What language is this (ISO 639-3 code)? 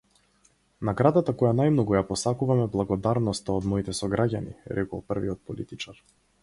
mkd